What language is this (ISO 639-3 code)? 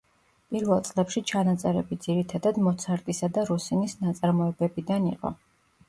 kat